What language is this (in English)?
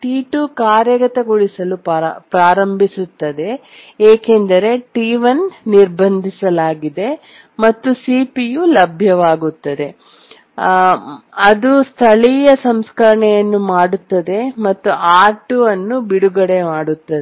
Kannada